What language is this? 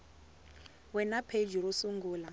Tsonga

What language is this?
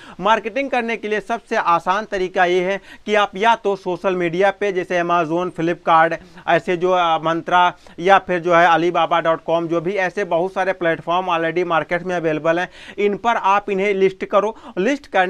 Hindi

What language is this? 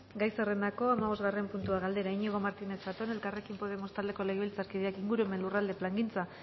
Basque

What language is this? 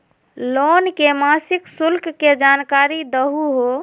Magahi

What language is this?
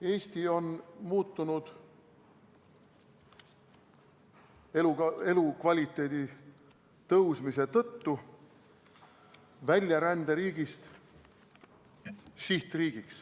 Estonian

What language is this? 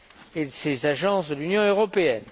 French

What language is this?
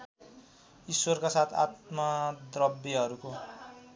Nepali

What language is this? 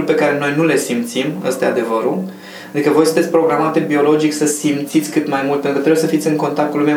Romanian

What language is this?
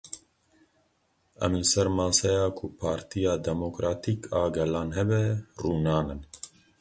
Kurdish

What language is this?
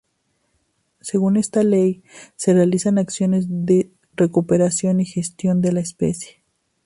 Spanish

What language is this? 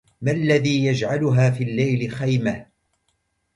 Arabic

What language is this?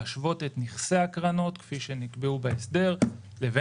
Hebrew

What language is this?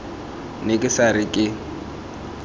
Tswana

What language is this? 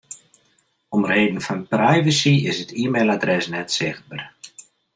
Western Frisian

